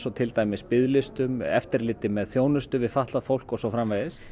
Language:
Icelandic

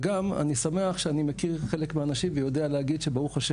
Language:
Hebrew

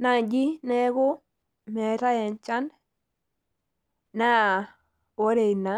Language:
Masai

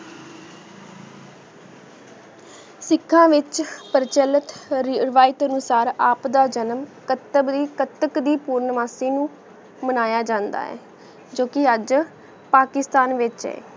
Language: Punjabi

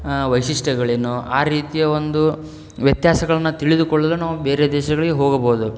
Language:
Kannada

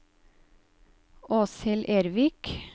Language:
Norwegian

